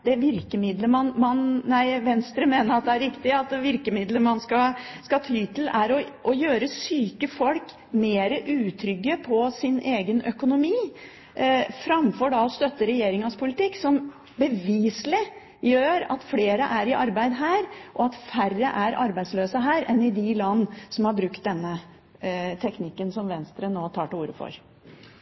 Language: Norwegian Bokmål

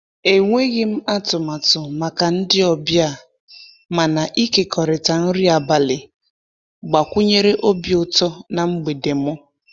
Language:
Igbo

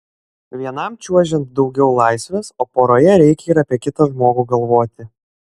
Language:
Lithuanian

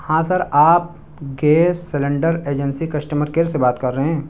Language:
Urdu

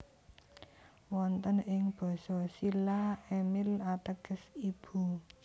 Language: Javanese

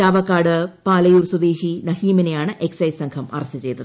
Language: Malayalam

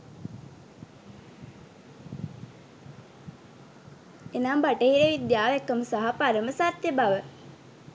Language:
Sinhala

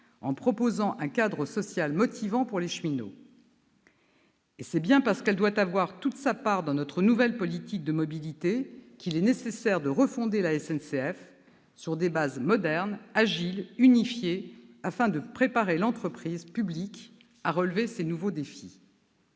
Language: French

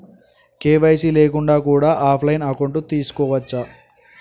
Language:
Telugu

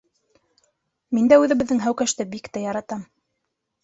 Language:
Bashkir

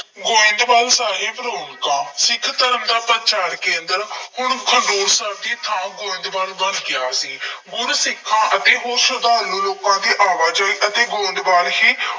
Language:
Punjabi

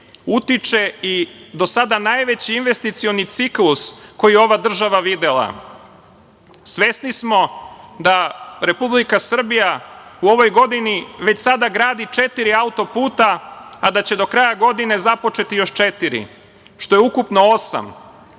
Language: Serbian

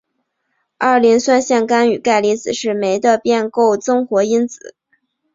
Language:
Chinese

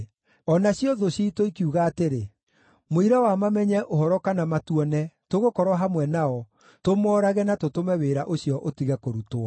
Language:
Kikuyu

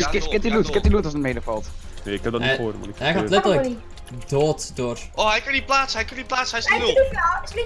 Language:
Dutch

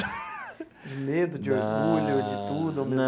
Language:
Portuguese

